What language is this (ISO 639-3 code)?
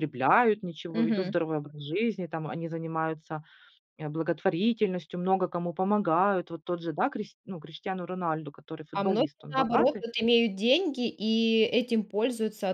rus